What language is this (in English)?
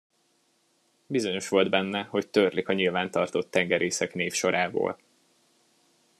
Hungarian